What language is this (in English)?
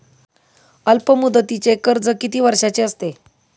Marathi